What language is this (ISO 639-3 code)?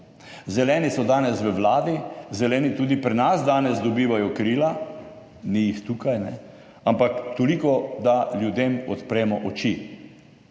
slv